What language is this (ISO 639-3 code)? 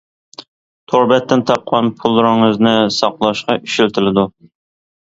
uig